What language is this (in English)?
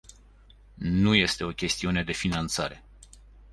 Romanian